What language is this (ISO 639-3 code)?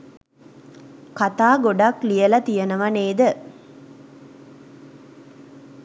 sin